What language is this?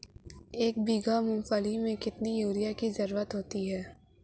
Hindi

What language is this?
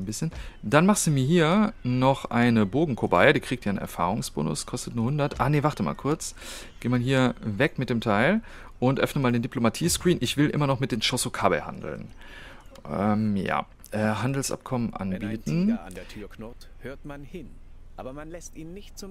German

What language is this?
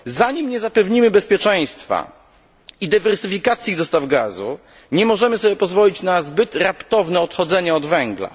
Polish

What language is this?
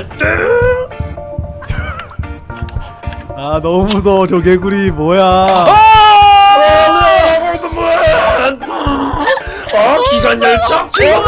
Korean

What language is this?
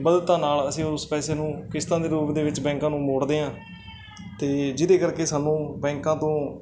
Punjabi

